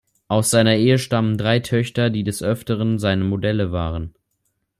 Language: German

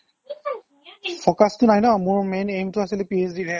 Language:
Assamese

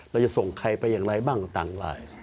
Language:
Thai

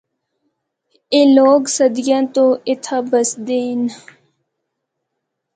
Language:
Northern Hindko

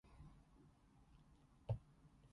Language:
Cantonese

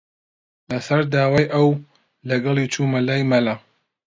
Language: Central Kurdish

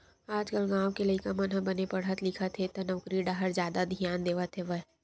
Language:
Chhattisgarhi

